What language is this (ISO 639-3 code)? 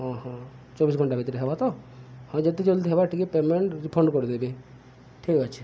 ori